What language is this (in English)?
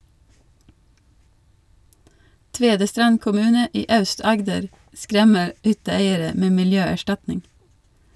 Norwegian